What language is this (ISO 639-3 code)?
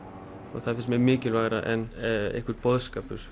isl